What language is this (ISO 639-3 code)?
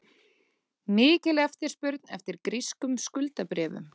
isl